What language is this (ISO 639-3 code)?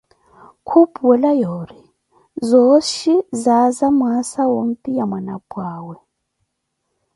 eko